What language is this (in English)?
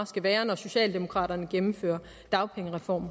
Danish